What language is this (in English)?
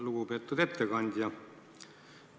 Estonian